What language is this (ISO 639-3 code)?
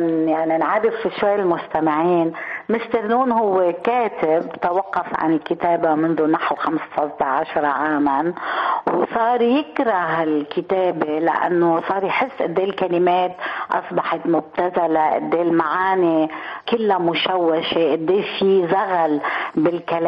ara